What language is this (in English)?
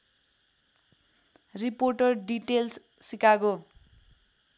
Nepali